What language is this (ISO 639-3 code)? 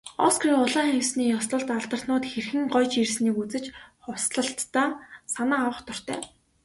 mon